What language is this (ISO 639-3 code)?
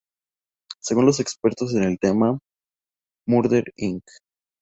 spa